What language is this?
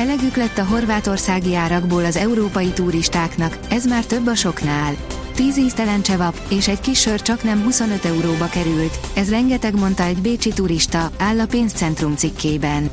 Hungarian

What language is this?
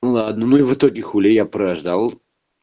Russian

